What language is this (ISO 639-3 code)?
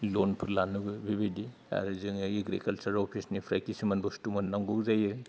brx